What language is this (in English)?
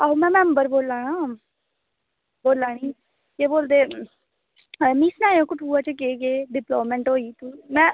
Dogri